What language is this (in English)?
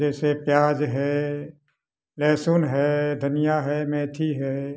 Hindi